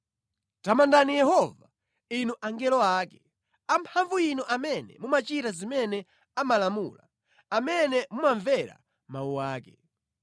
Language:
Nyanja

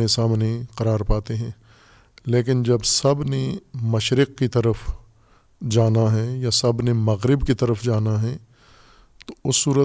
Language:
Urdu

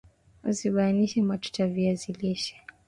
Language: Swahili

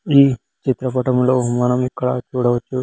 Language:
Telugu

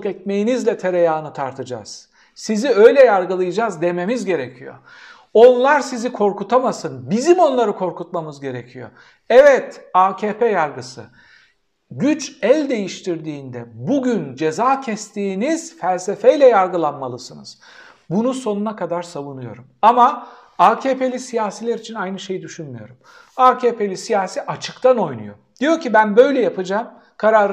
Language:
Turkish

